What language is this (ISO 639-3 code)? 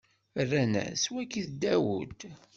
kab